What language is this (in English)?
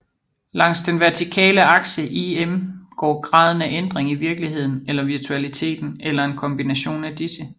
Danish